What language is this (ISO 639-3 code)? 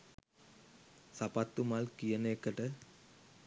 sin